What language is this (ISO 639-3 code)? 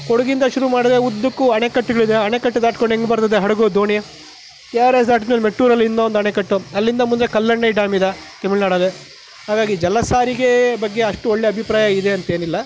kan